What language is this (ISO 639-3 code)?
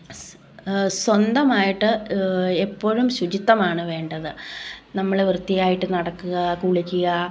mal